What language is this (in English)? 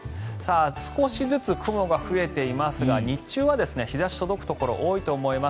Japanese